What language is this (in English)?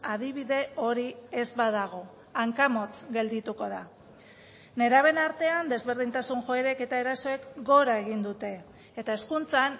Basque